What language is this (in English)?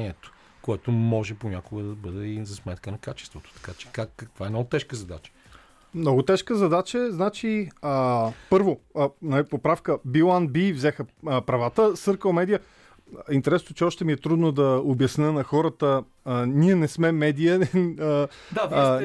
Bulgarian